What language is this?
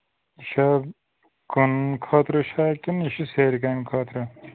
Kashmiri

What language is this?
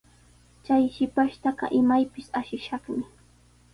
Sihuas Ancash Quechua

